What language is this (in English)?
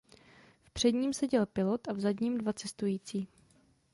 Czech